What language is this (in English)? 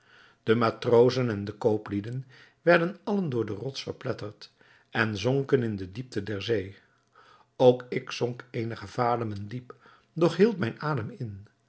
Dutch